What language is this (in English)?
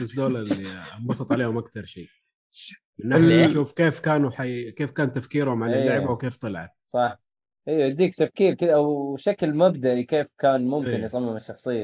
Arabic